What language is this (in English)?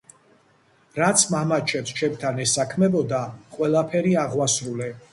Georgian